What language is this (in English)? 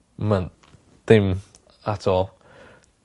Welsh